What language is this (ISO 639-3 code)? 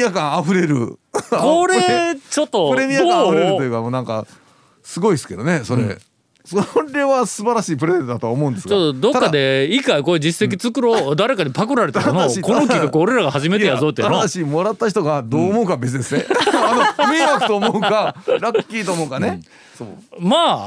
jpn